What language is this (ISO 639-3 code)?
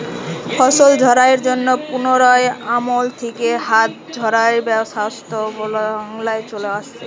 ben